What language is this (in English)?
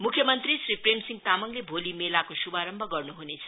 Nepali